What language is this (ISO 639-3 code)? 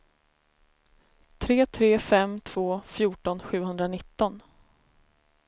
swe